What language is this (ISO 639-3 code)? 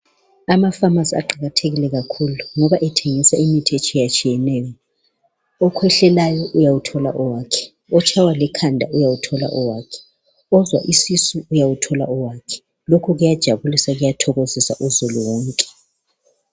nde